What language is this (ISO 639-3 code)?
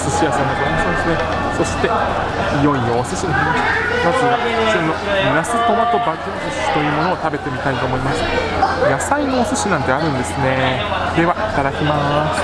jpn